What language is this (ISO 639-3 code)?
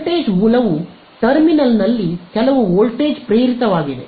kan